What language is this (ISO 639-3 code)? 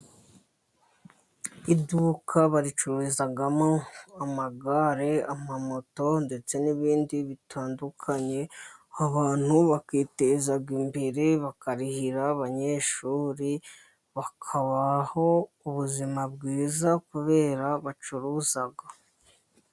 kin